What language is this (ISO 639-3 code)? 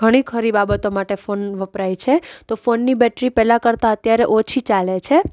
guj